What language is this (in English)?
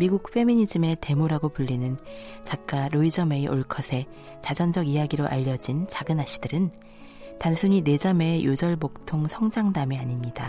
Korean